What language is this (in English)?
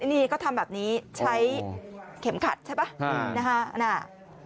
Thai